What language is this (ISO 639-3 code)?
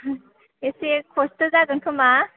brx